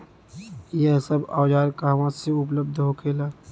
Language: Bhojpuri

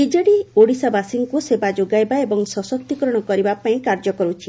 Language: Odia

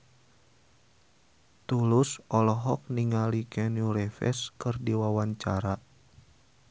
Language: Sundanese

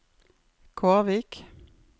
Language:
Norwegian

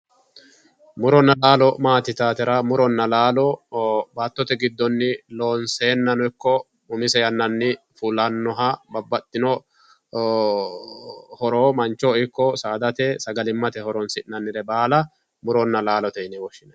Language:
Sidamo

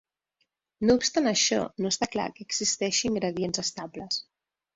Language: Catalan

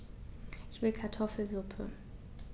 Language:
German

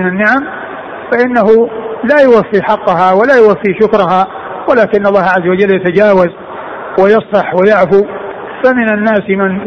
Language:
Arabic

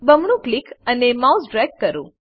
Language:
Gujarati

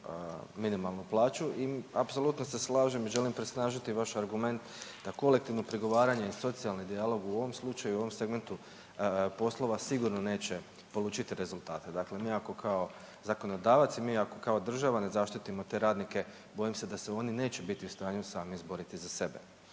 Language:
Croatian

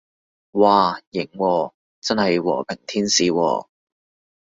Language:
Cantonese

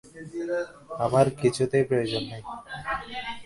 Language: Bangla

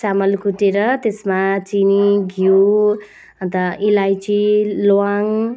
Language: Nepali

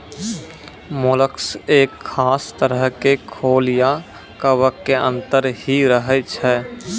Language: Maithili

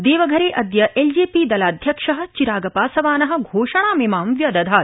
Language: Sanskrit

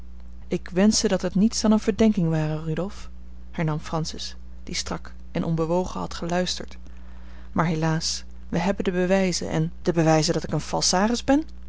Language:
Dutch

